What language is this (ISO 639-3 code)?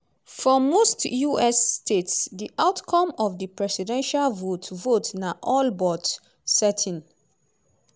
pcm